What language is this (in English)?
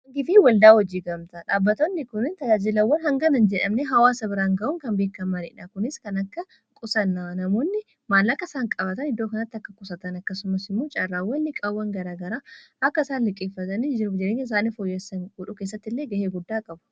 Oromo